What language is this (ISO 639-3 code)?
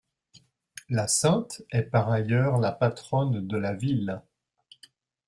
fra